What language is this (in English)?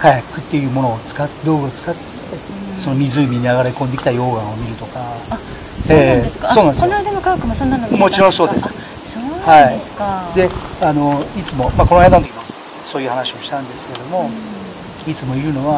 Japanese